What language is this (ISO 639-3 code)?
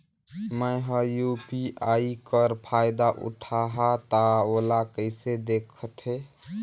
hne